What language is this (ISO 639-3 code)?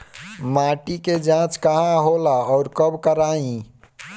bho